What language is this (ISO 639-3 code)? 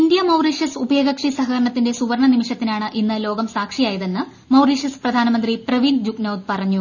mal